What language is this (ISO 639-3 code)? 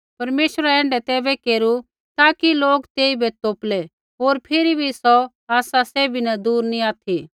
kfx